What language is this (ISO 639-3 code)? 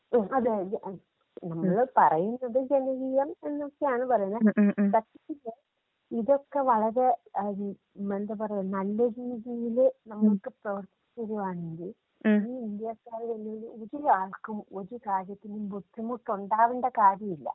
mal